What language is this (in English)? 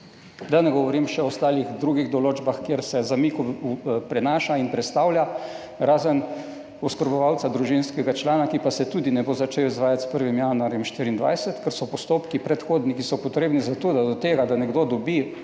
Slovenian